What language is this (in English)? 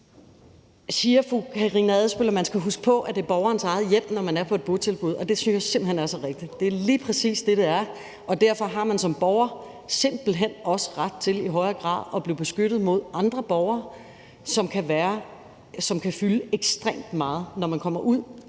Danish